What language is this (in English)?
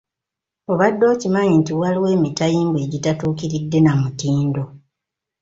Ganda